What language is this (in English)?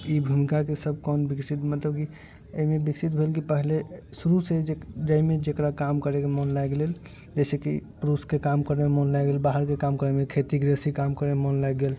Maithili